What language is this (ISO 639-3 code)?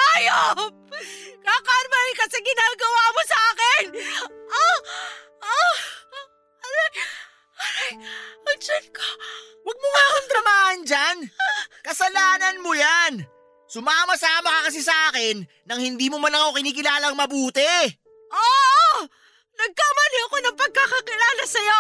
fil